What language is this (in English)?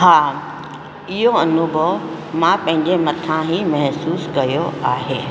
Sindhi